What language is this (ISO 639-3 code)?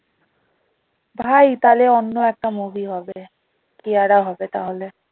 ben